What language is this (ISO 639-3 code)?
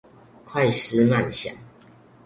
zho